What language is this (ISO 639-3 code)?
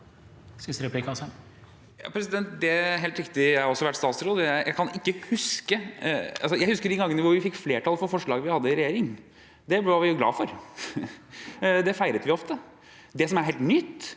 nor